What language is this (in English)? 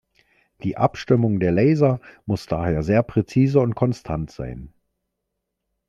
German